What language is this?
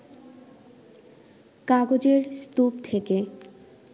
Bangla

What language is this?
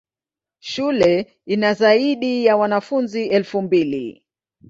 Swahili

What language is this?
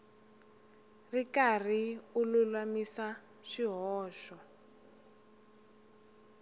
Tsonga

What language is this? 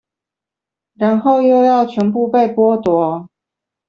Chinese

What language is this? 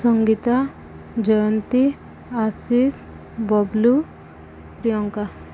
Odia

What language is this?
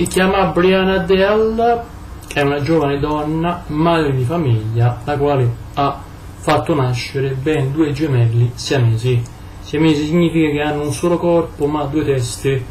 Italian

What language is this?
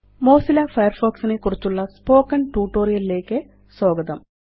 Malayalam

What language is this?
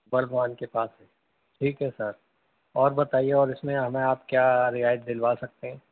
Urdu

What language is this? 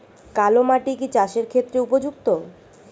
Bangla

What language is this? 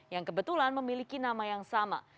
Indonesian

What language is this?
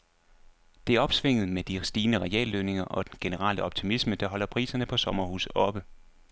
Danish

